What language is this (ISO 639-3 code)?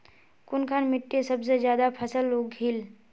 mag